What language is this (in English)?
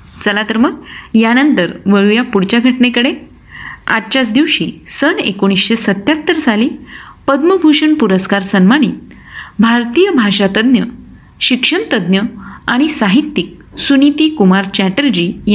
Marathi